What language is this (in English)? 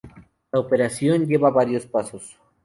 Spanish